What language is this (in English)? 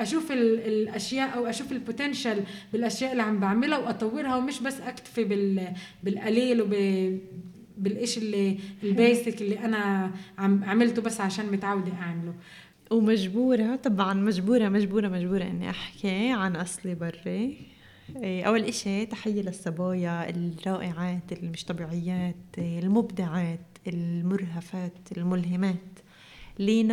Arabic